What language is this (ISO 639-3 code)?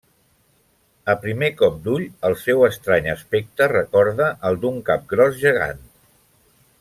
cat